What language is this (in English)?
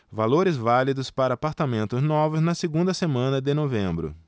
Portuguese